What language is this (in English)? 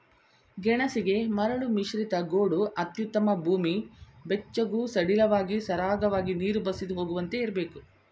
Kannada